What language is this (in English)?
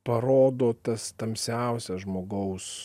Lithuanian